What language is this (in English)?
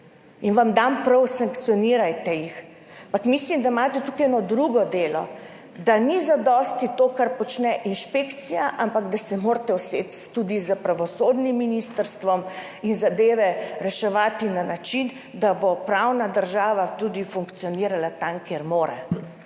Slovenian